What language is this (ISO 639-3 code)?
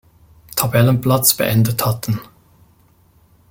deu